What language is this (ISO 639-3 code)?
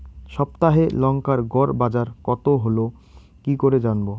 ben